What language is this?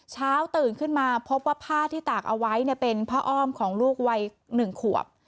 Thai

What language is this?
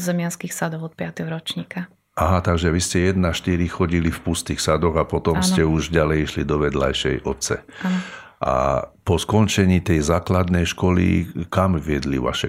Slovak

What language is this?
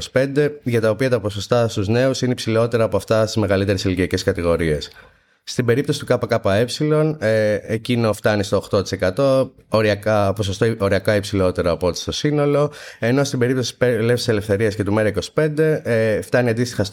Greek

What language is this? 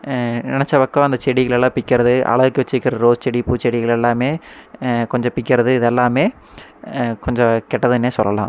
Tamil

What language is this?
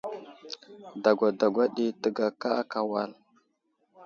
Wuzlam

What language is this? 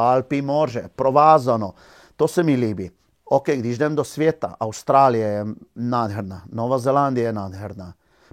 Czech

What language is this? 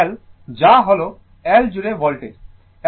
Bangla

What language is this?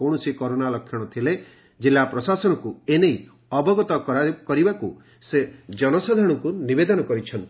Odia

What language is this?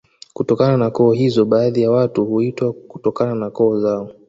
Swahili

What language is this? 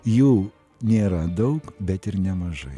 Lithuanian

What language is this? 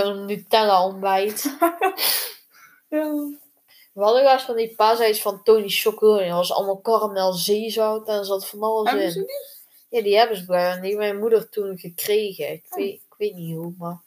Dutch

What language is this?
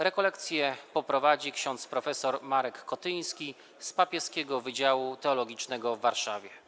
Polish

